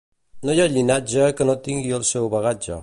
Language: Catalan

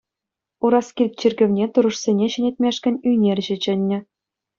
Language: Chuvash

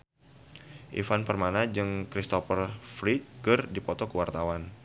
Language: Sundanese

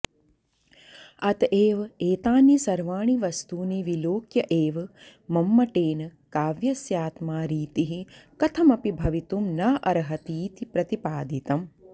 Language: Sanskrit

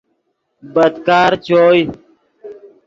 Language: Yidgha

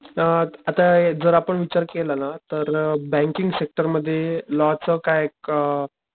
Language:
Marathi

